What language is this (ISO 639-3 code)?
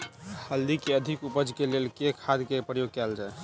mai